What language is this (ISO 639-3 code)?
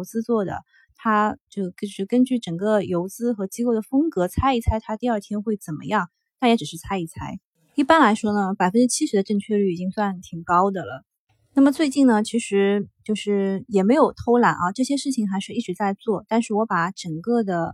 zho